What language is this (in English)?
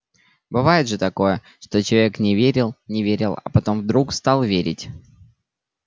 Russian